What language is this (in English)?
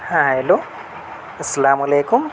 Urdu